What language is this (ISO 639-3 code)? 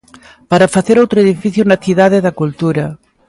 glg